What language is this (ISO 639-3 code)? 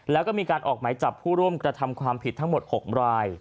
tha